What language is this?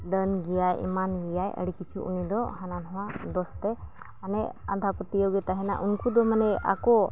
Santali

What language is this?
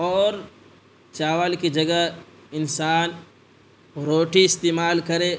Urdu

